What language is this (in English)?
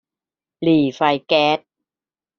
Thai